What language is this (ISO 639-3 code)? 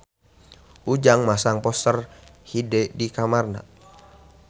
sun